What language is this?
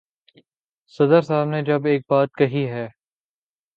Urdu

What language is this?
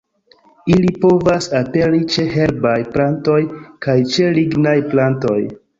Esperanto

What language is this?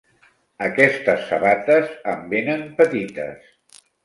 Catalan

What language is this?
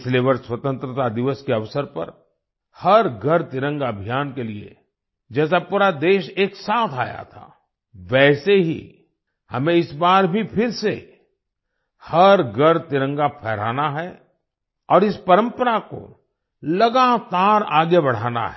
Hindi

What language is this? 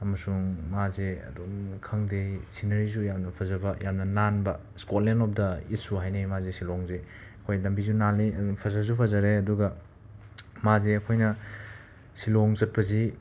Manipuri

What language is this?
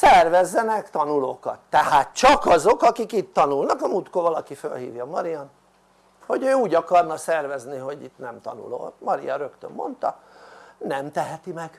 Hungarian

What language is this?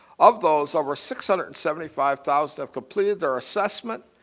English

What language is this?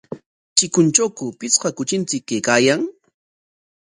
Corongo Ancash Quechua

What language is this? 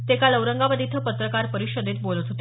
Marathi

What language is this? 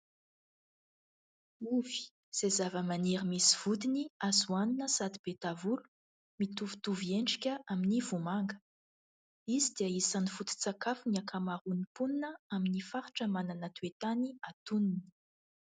Malagasy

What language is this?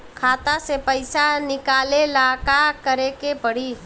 Bhojpuri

